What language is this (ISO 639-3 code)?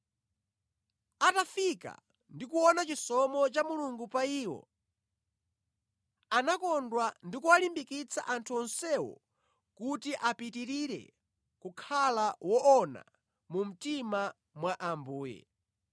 nya